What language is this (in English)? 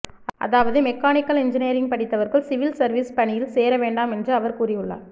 Tamil